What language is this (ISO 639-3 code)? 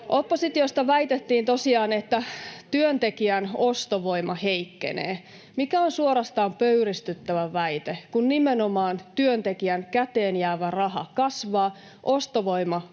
fin